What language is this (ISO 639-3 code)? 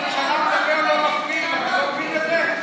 heb